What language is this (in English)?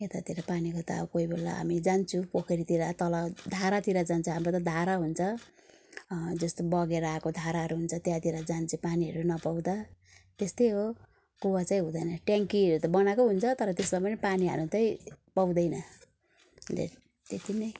Nepali